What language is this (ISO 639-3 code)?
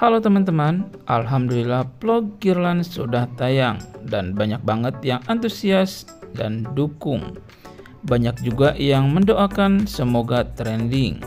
ind